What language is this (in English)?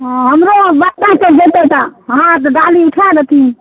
Maithili